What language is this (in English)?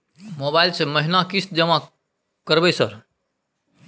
Maithili